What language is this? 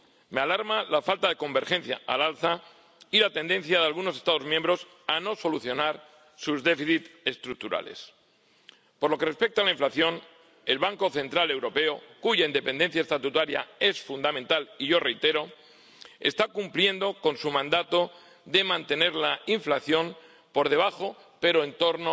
Spanish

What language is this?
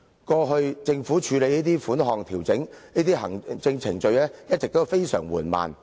Cantonese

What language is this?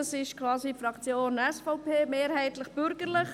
Swiss German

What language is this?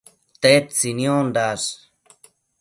Matsés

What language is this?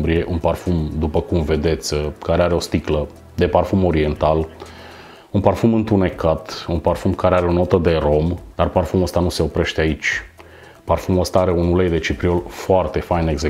Romanian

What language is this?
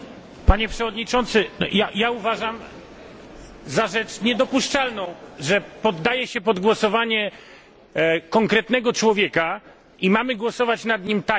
Polish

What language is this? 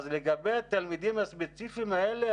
Hebrew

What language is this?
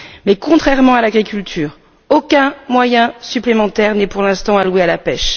French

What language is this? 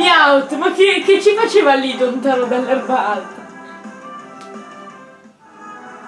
Italian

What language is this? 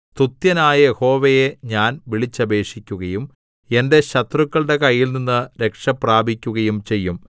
Malayalam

